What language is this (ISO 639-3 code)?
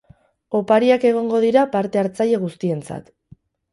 eus